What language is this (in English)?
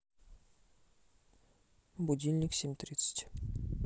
Russian